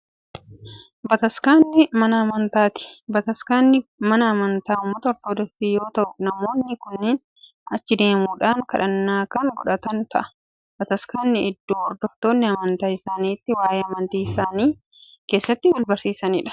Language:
Oromo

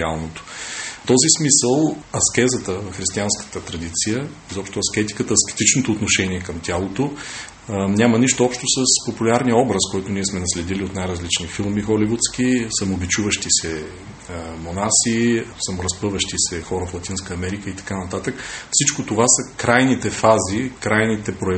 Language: Bulgarian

